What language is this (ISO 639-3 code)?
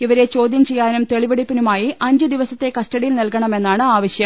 mal